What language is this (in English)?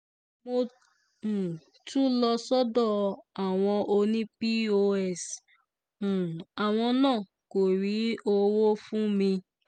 Yoruba